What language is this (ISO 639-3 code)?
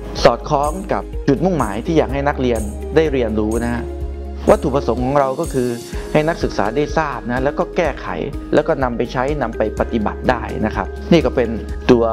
tha